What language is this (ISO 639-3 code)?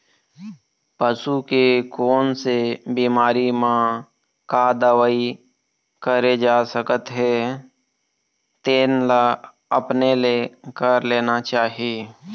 hne